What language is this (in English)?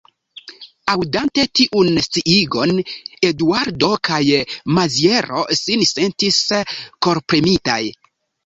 Esperanto